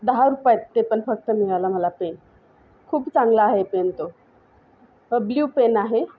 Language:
Marathi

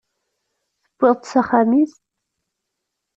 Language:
Kabyle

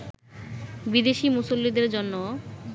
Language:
Bangla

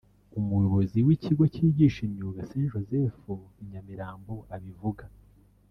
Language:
Kinyarwanda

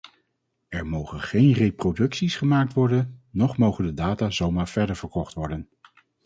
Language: Dutch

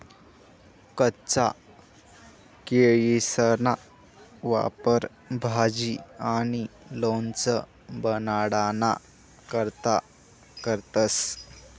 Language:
Marathi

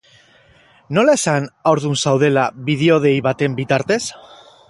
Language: Basque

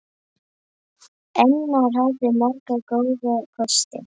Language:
Icelandic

